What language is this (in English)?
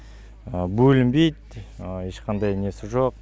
Kazakh